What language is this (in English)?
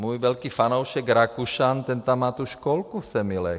Czech